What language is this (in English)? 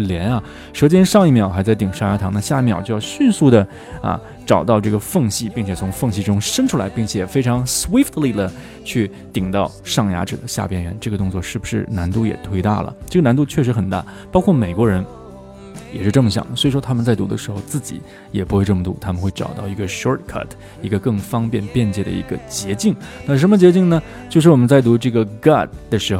Chinese